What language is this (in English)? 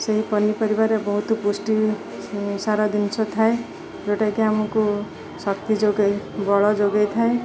Odia